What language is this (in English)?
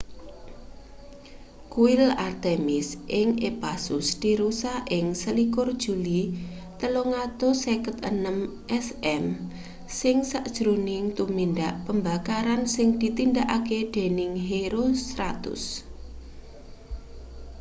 Javanese